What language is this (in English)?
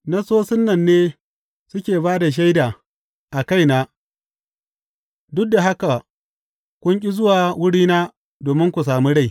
Hausa